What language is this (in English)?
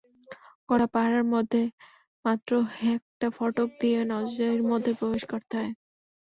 Bangla